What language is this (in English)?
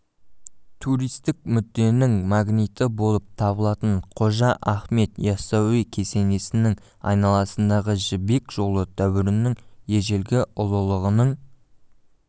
Kazakh